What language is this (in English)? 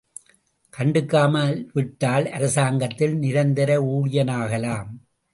Tamil